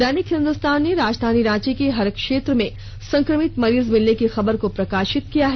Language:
Hindi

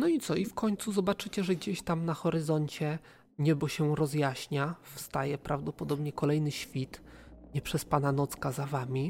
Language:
Polish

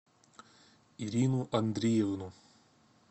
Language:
Russian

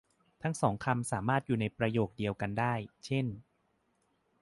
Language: Thai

